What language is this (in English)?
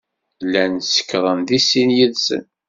Kabyle